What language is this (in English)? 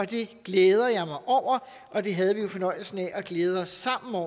Danish